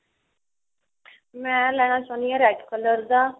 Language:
Punjabi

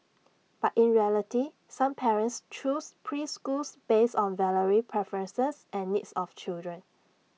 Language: English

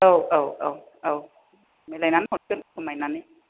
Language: Bodo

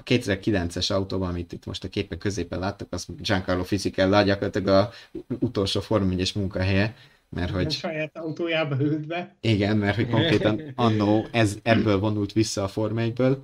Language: Hungarian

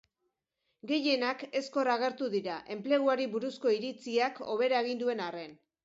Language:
Basque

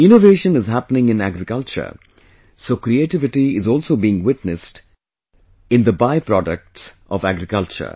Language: English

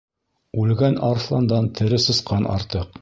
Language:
Bashkir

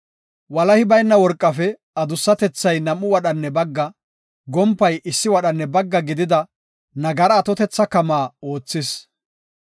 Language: Gofa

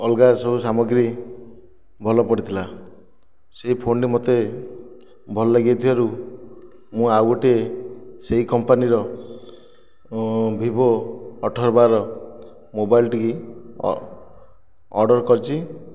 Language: Odia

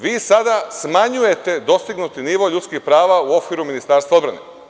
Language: Serbian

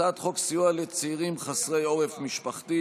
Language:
Hebrew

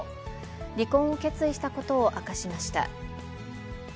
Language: Japanese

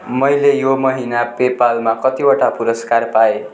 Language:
Nepali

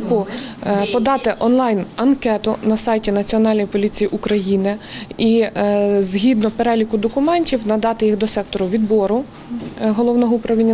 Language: Ukrainian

